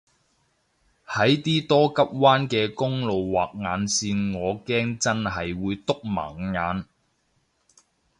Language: Cantonese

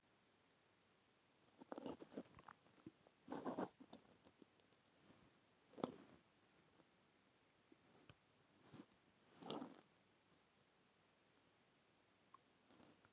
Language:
Icelandic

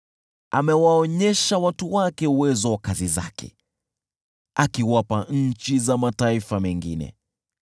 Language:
Swahili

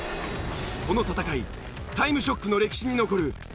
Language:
Japanese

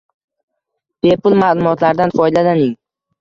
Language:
Uzbek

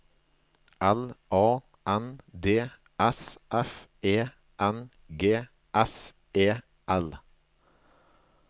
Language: Norwegian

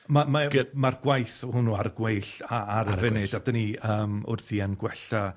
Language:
Welsh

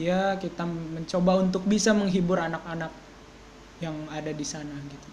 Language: Indonesian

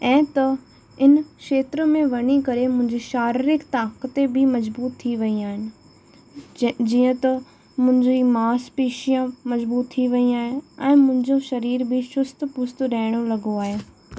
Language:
Sindhi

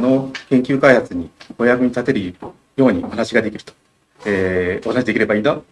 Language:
Japanese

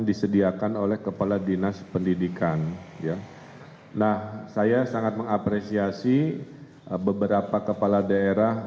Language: Indonesian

